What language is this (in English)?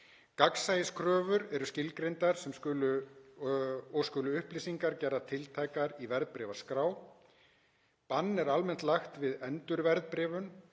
Icelandic